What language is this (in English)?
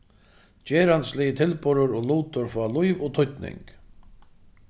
Faroese